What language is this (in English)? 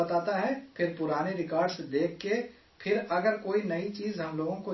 Urdu